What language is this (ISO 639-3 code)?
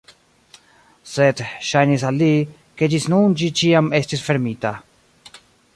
epo